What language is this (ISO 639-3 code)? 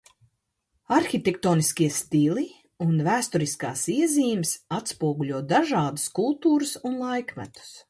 lav